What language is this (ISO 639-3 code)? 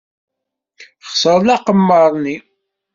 kab